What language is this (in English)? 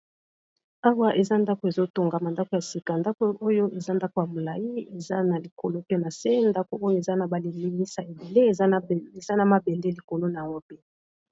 Lingala